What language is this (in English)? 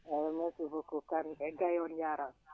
Fula